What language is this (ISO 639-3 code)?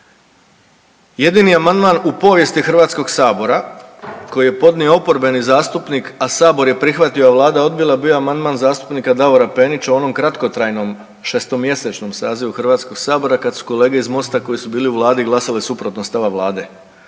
hrv